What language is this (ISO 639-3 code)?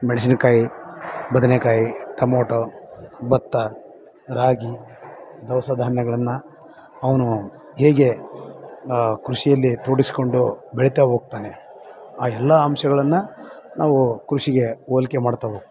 kan